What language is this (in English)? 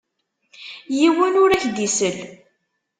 Kabyle